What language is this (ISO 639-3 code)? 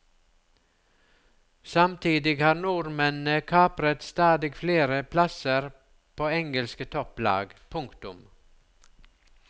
nor